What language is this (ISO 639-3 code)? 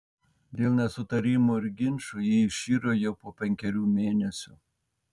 lit